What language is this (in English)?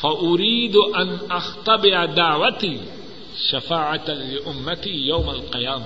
Urdu